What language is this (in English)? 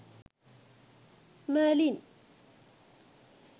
Sinhala